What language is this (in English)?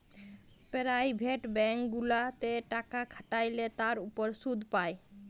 Bangla